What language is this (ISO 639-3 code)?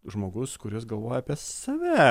lit